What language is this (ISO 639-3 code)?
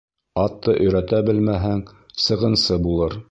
bak